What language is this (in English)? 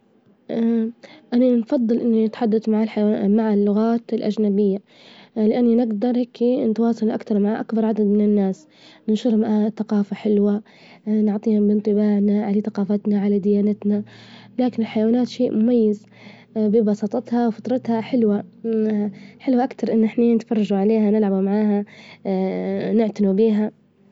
Libyan Arabic